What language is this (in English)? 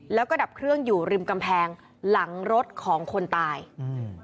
Thai